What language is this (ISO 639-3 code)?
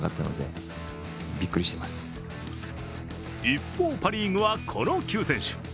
jpn